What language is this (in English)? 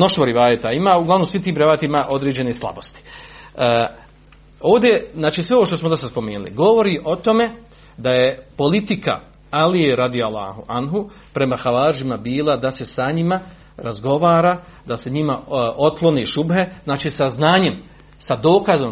Croatian